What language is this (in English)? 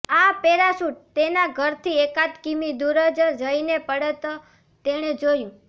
Gujarati